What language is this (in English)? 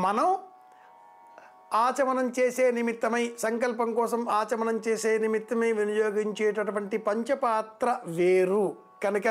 Telugu